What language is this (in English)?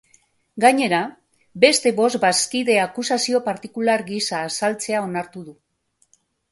Basque